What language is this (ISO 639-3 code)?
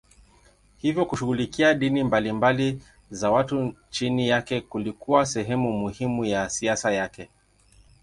swa